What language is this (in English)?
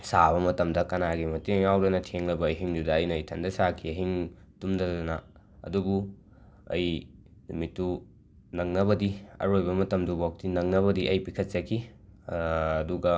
Manipuri